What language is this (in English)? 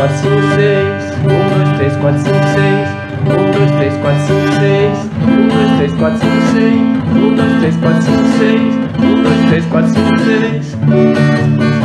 Portuguese